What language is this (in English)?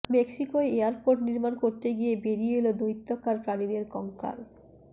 Bangla